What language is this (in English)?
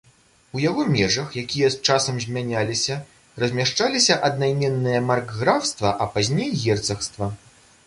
Belarusian